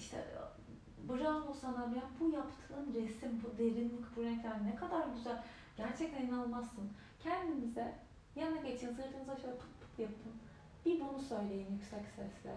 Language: Turkish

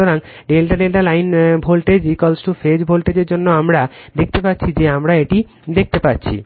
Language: Bangla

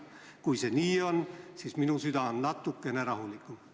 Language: Estonian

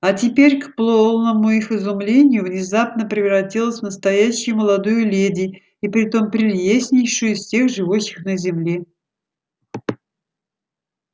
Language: Russian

